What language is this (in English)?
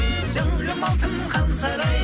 Kazakh